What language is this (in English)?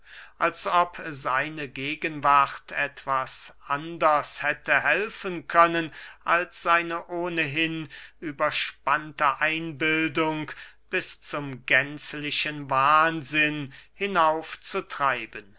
German